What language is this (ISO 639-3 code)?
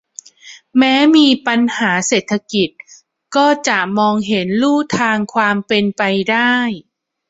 tha